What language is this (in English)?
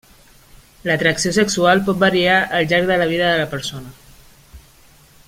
Catalan